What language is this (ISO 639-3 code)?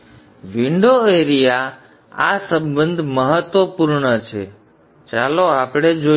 guj